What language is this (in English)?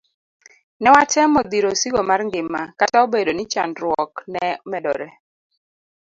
Luo (Kenya and Tanzania)